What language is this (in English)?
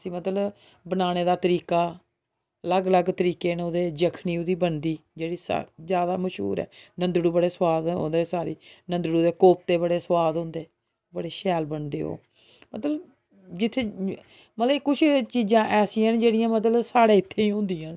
Dogri